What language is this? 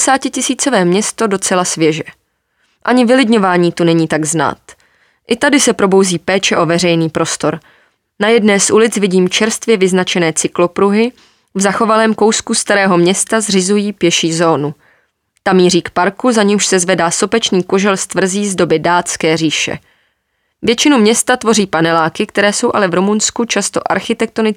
Czech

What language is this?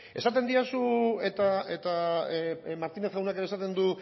Basque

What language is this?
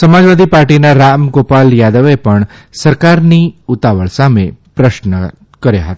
Gujarati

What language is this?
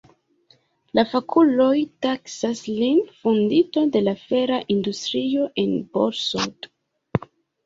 Esperanto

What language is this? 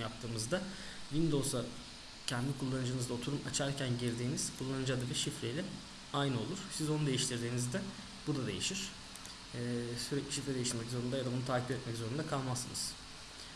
Turkish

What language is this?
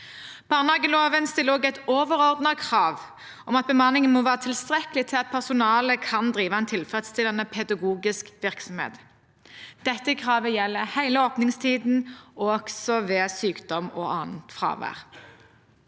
Norwegian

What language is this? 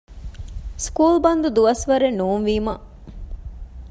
Divehi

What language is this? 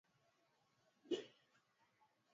Swahili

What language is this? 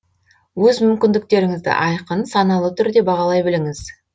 Kazakh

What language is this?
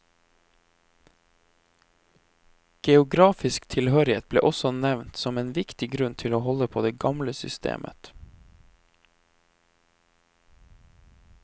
Norwegian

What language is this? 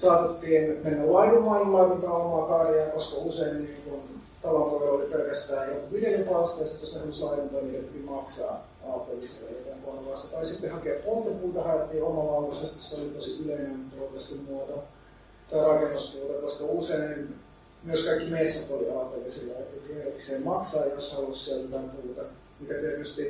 Finnish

